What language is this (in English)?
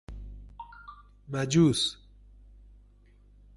Persian